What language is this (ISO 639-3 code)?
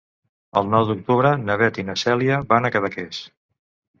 cat